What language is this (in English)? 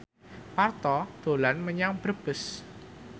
Javanese